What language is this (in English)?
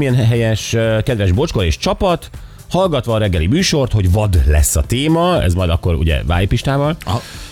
Hungarian